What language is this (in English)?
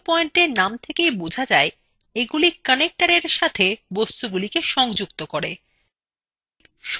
Bangla